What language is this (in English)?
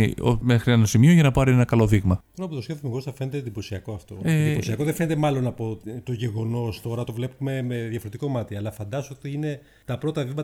Greek